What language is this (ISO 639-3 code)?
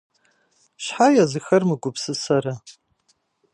kbd